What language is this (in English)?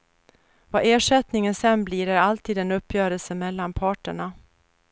Swedish